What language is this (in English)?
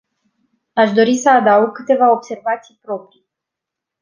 Romanian